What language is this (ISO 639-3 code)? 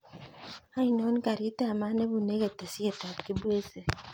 kln